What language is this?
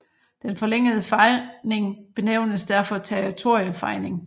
Danish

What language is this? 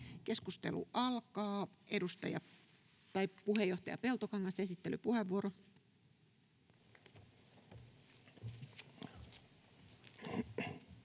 Finnish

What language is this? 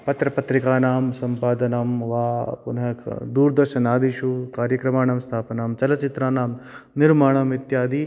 Sanskrit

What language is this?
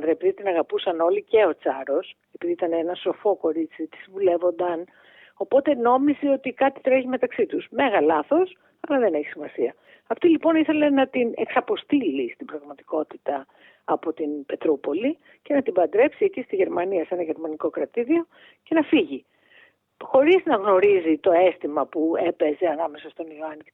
Greek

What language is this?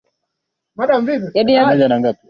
Swahili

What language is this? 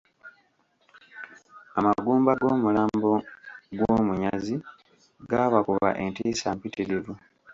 Ganda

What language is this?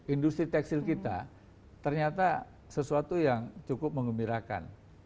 Indonesian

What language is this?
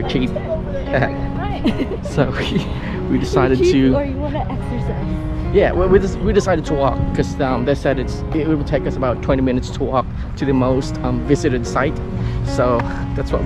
English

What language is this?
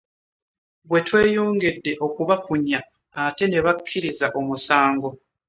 Ganda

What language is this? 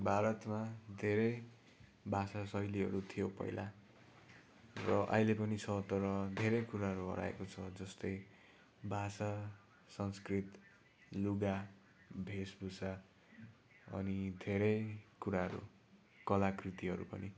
Nepali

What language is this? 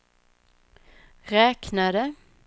Swedish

